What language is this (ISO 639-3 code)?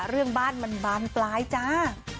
tha